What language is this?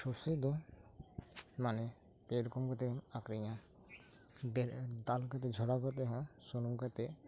Santali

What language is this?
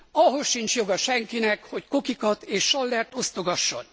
Hungarian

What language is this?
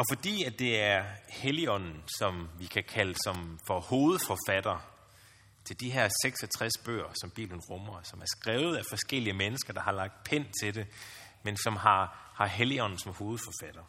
Danish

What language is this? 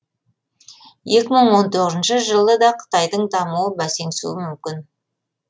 Kazakh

